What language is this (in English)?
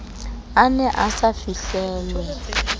Southern Sotho